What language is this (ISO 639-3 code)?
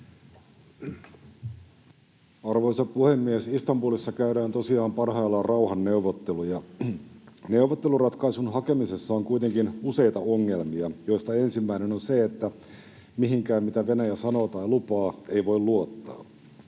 fin